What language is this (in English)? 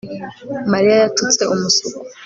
Kinyarwanda